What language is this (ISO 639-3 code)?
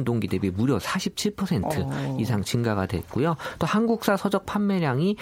kor